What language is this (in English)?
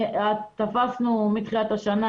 Hebrew